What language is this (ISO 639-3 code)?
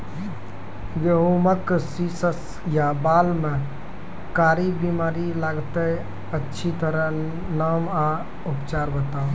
mai